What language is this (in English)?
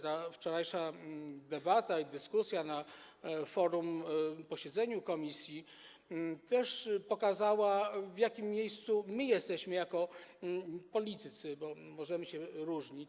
Polish